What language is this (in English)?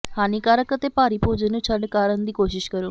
Punjabi